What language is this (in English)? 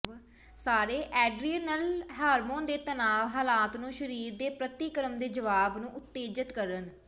Punjabi